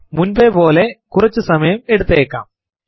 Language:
Malayalam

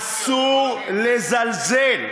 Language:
Hebrew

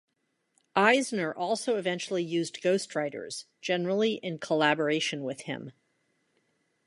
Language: English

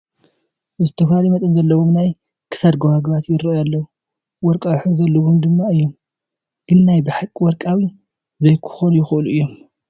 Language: Tigrinya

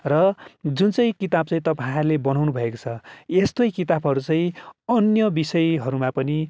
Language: Nepali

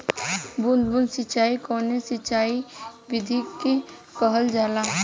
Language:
Bhojpuri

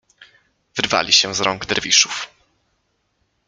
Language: Polish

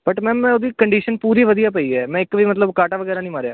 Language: Punjabi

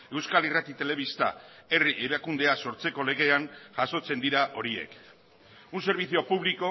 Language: Basque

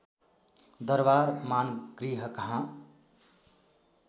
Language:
Nepali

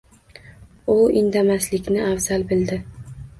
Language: Uzbek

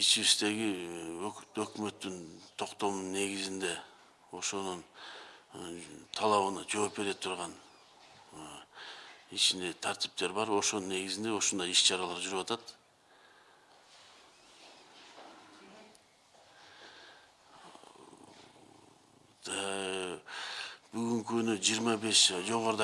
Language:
Russian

